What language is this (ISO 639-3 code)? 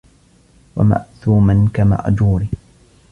ara